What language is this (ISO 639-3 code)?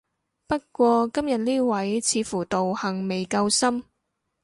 yue